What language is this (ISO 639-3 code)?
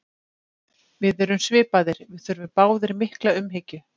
isl